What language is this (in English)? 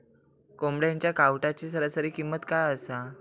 Marathi